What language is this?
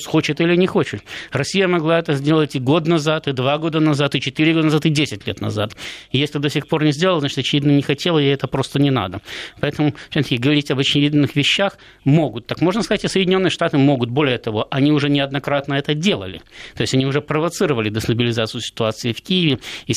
Russian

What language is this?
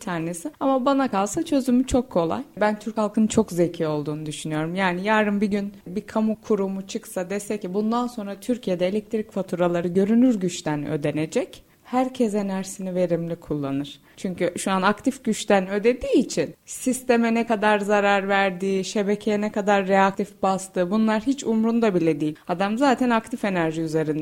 Turkish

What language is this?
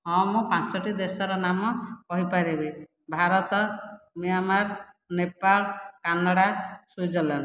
Odia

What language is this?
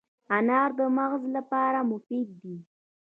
Pashto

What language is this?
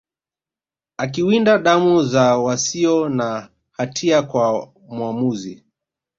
Swahili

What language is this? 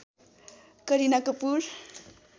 Nepali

